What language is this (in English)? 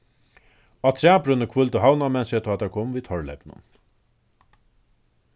Faroese